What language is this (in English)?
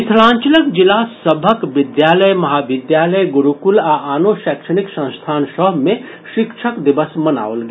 Maithili